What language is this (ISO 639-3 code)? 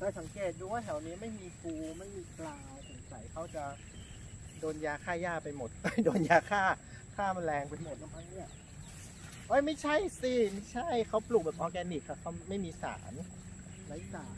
tha